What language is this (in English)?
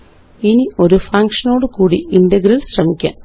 Malayalam